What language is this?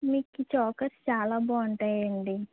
Telugu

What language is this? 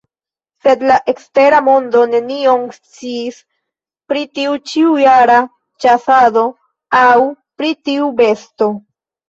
Esperanto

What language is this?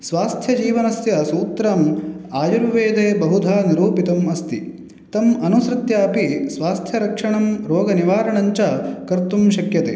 Sanskrit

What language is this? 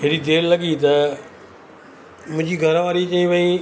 Sindhi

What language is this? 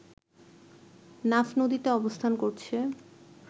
Bangla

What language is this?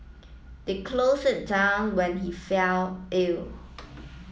English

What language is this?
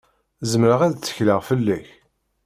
Kabyle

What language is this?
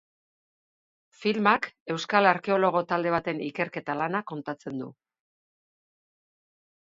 Basque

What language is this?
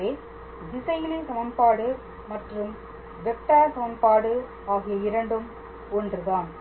Tamil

